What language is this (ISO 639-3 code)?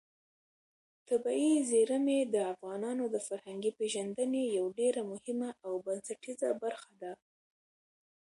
pus